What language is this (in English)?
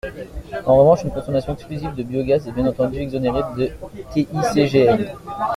French